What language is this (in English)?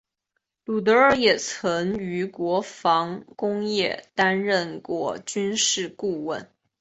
Chinese